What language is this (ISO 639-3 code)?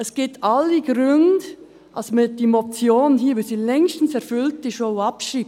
gsw